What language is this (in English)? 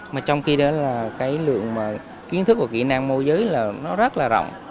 Vietnamese